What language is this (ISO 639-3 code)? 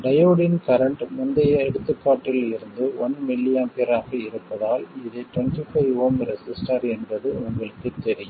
tam